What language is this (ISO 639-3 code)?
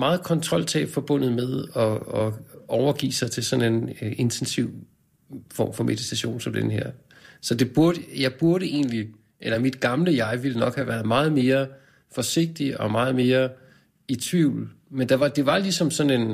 dan